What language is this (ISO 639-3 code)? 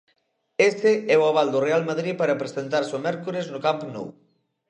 glg